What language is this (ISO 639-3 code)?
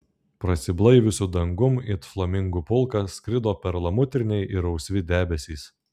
lit